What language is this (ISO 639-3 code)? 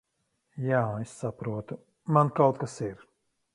lav